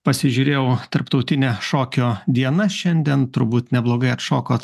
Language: Lithuanian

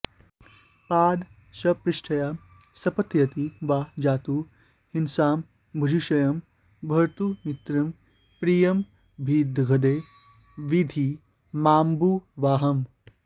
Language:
Sanskrit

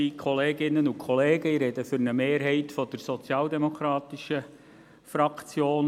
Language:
Swiss German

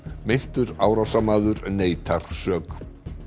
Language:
Icelandic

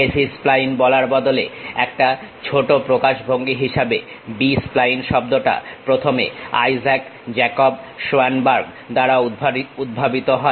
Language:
Bangla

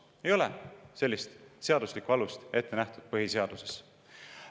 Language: Estonian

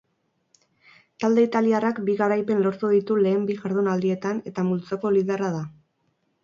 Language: Basque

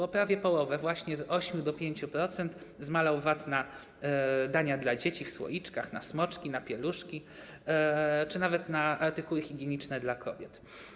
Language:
Polish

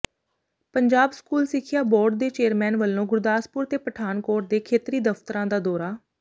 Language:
Punjabi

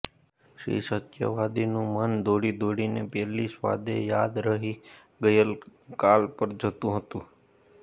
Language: Gujarati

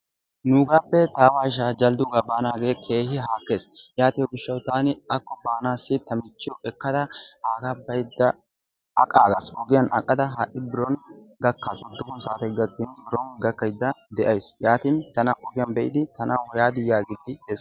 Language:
Wolaytta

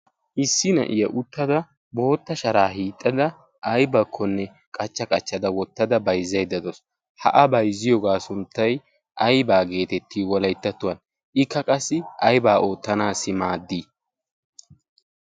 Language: Wolaytta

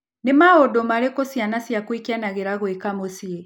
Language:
Kikuyu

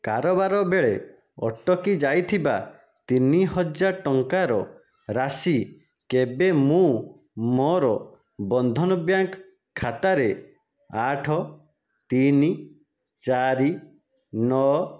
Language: Odia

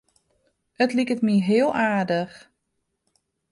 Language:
Western Frisian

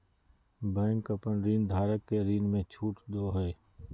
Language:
Magahi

